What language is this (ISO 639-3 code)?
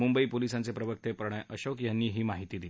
mar